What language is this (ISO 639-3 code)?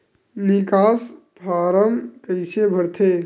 hne